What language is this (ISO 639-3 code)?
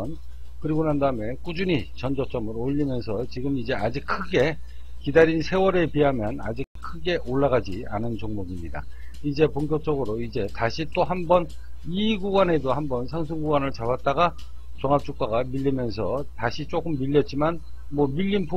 kor